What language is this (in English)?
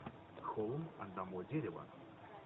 Russian